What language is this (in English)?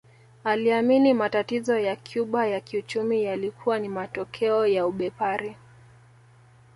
Swahili